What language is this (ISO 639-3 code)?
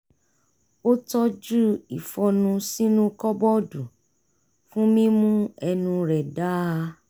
yor